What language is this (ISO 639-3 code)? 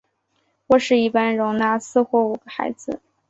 zho